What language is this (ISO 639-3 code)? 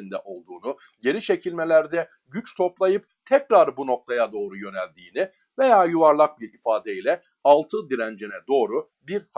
tur